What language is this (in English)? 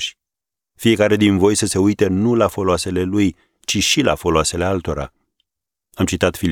Romanian